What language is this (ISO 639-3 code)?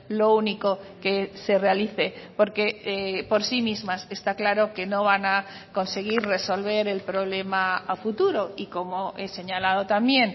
spa